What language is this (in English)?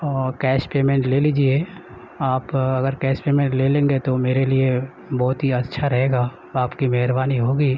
Urdu